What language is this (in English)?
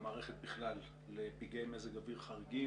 Hebrew